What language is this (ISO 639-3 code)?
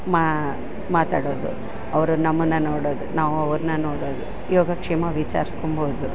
kan